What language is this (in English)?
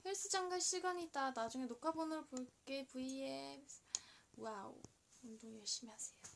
Korean